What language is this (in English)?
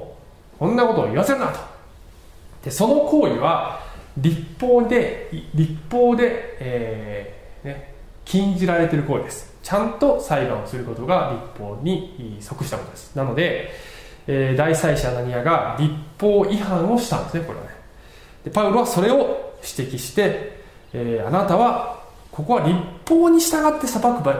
Japanese